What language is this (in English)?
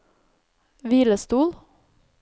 Norwegian